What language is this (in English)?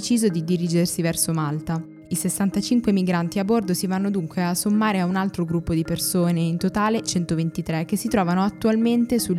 Italian